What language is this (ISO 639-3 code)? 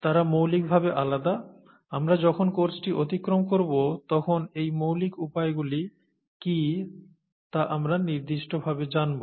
ben